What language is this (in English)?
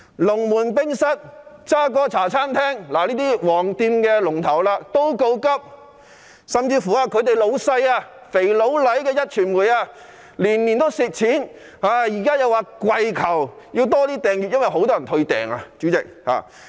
Cantonese